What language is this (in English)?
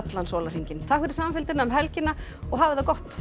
Icelandic